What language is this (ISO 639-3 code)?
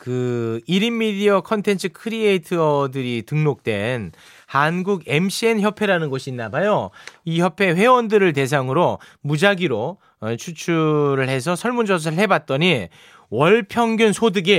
kor